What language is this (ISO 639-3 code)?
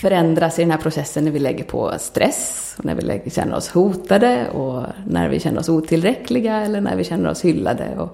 swe